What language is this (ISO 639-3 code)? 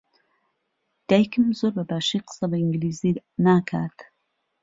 ckb